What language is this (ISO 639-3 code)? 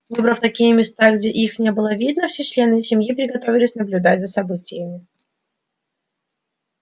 rus